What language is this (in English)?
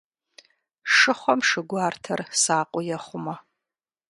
Kabardian